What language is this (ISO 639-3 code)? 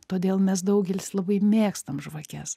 lit